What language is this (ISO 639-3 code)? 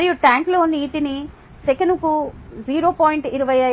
tel